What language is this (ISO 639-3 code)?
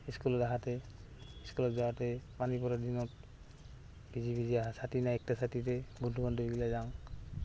asm